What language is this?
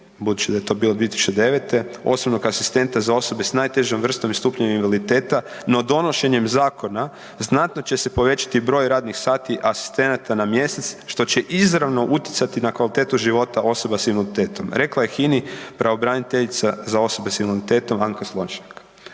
Croatian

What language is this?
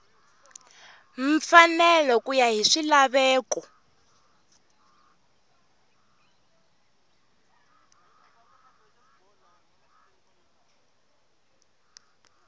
Tsonga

